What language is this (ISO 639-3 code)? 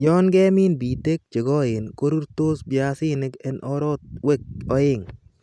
kln